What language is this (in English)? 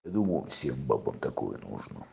Russian